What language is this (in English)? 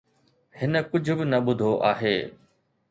Sindhi